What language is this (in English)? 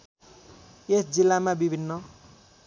Nepali